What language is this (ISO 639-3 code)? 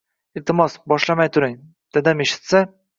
uzb